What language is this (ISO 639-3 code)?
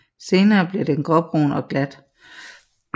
dan